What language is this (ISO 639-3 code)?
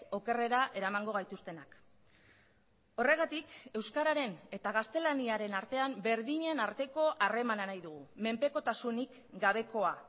eus